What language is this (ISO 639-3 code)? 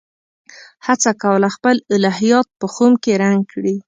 pus